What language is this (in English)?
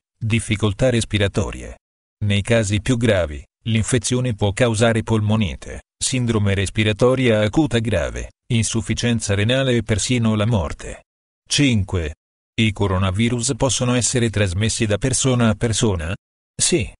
Italian